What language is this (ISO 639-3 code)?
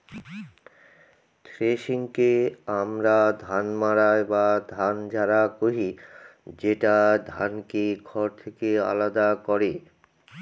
ben